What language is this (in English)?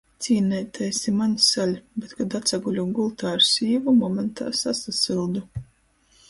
Latgalian